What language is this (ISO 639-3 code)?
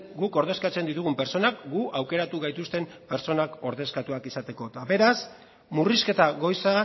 eus